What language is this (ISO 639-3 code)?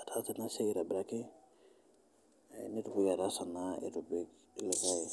mas